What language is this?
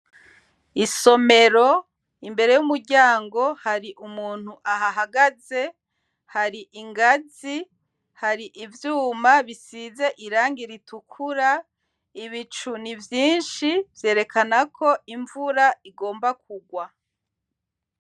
Rundi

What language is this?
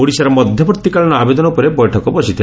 Odia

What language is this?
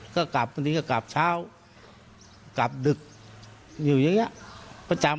Thai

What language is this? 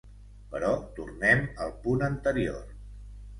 Catalan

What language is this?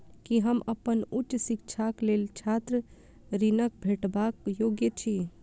Maithili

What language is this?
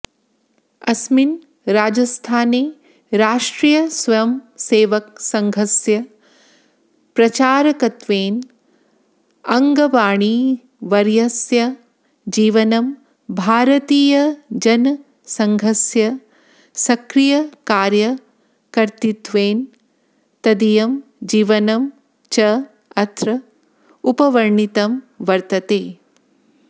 Sanskrit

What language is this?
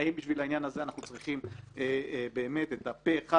Hebrew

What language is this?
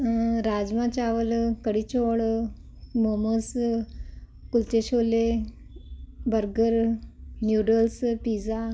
Punjabi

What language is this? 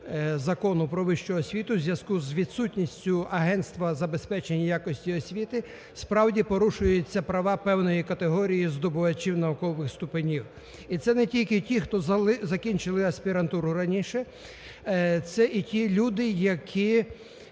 Ukrainian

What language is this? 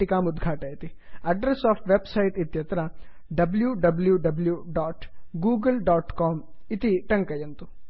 Sanskrit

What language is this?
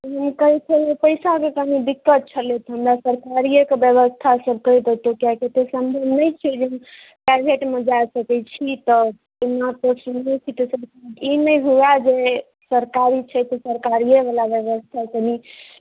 Maithili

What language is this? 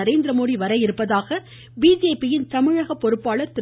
Tamil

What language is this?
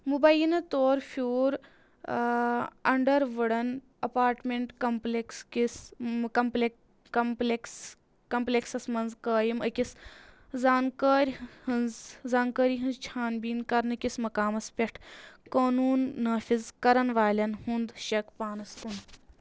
Kashmiri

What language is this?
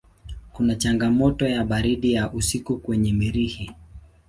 Swahili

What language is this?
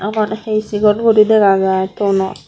Chakma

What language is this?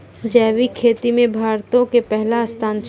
Maithili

